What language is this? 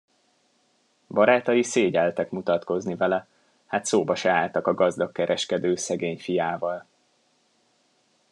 Hungarian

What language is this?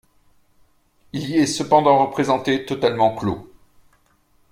French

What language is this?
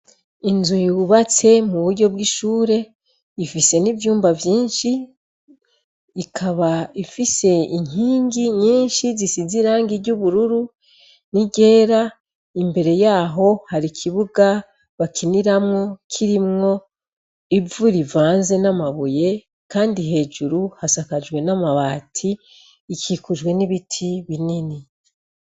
Rundi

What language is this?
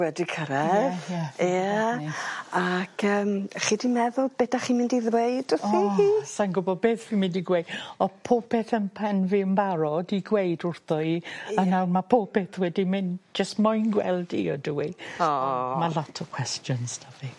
Welsh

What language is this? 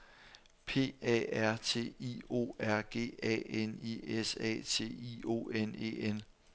Danish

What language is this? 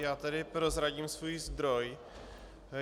Czech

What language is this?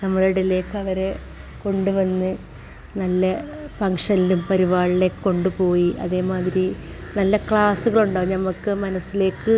Malayalam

